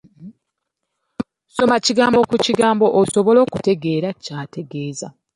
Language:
Ganda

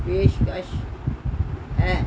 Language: Punjabi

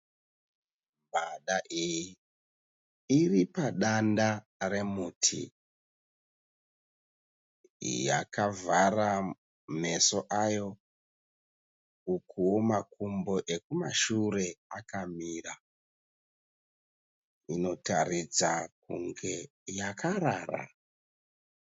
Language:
Shona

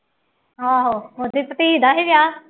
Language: Punjabi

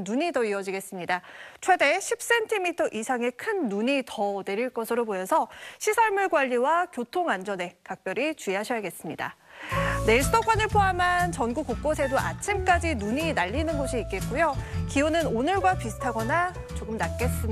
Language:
Korean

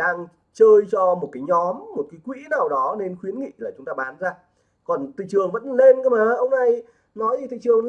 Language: Vietnamese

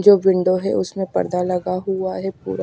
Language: Hindi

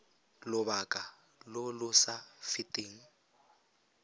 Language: Tswana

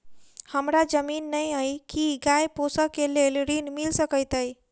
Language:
Maithili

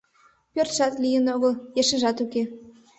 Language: Mari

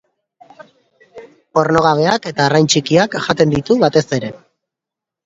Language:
Basque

